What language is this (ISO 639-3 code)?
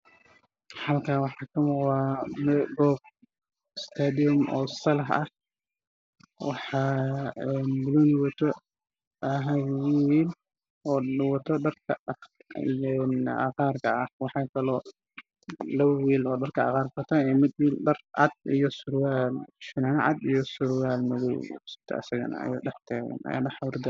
som